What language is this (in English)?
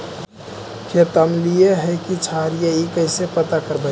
Magahi